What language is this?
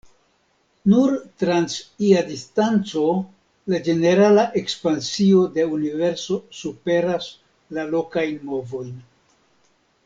Esperanto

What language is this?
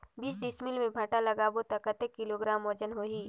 Chhattisgarhi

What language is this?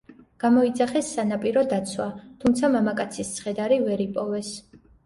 Georgian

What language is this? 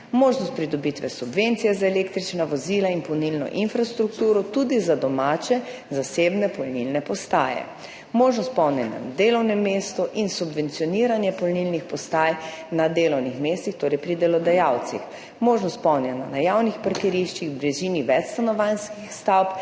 Slovenian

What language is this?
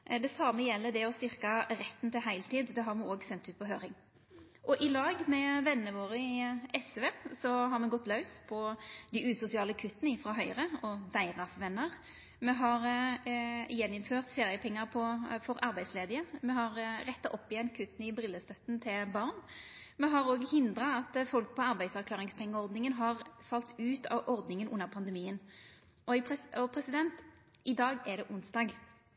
Norwegian Nynorsk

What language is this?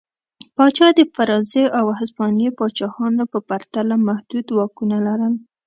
Pashto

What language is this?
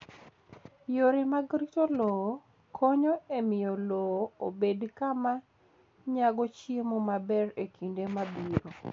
Luo (Kenya and Tanzania)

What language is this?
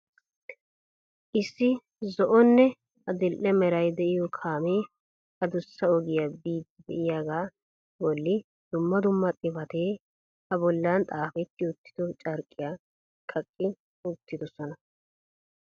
Wolaytta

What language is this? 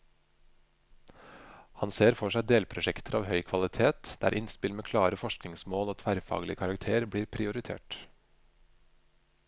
Norwegian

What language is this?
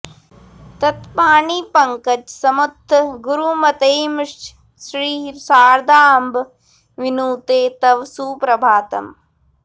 Sanskrit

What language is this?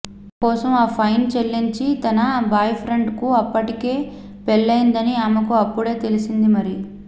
Telugu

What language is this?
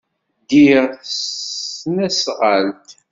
Kabyle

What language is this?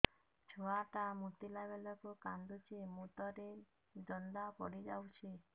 Odia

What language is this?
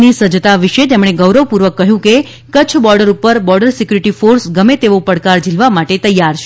Gujarati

